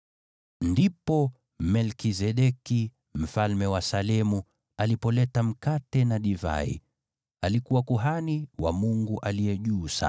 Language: Swahili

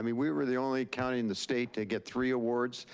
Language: English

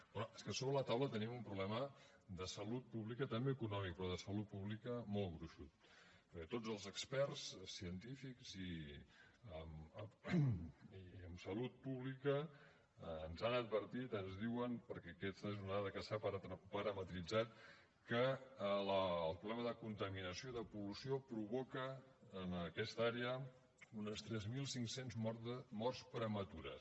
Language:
Catalan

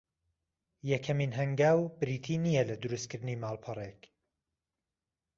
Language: Central Kurdish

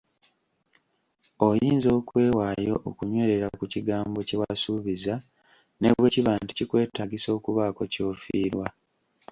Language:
Ganda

